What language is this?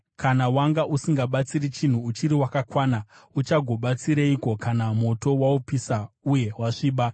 Shona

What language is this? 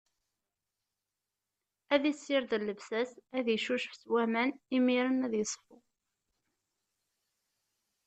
Kabyle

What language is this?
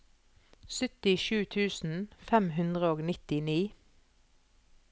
Norwegian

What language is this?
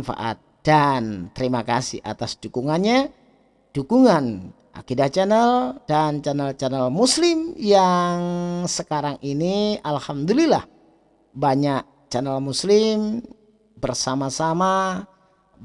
Indonesian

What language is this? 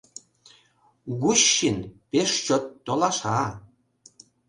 Mari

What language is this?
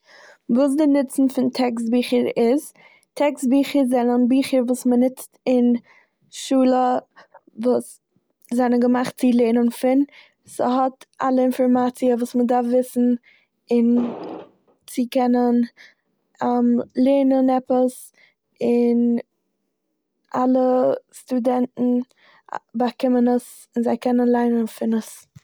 Yiddish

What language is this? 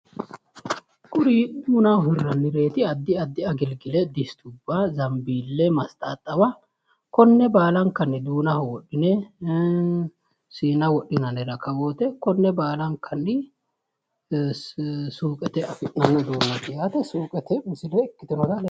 Sidamo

